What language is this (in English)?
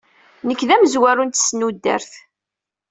Kabyle